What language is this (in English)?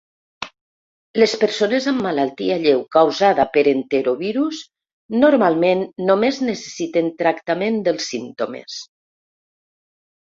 Catalan